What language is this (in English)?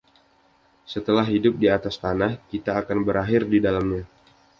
Indonesian